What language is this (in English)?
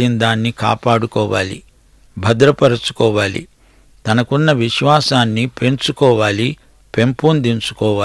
Telugu